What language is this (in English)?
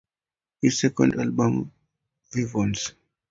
English